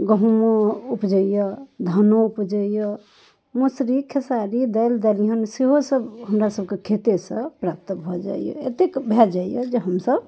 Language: Maithili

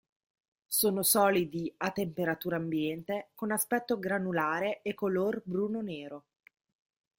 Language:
Italian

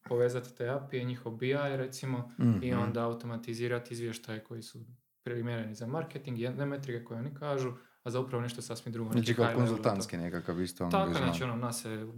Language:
Croatian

